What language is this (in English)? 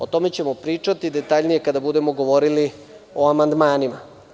Serbian